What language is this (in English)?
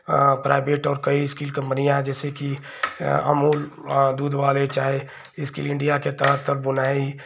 Hindi